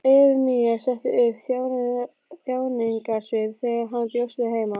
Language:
Icelandic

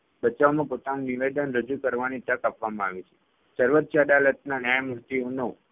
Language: Gujarati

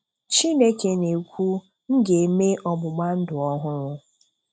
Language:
Igbo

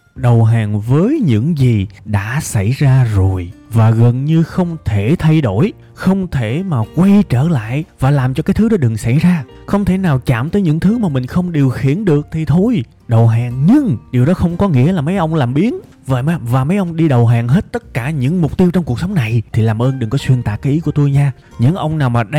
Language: Vietnamese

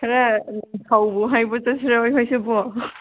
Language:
Manipuri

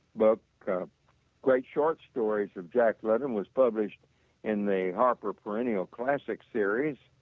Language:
English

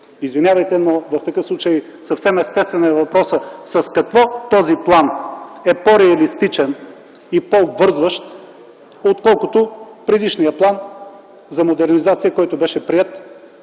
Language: Bulgarian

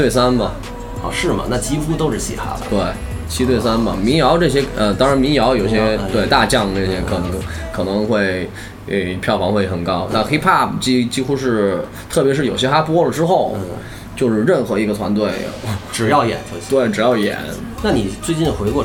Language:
Chinese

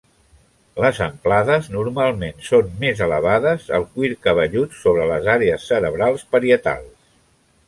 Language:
Catalan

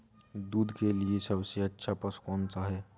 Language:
Hindi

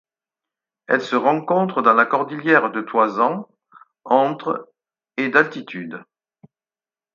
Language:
French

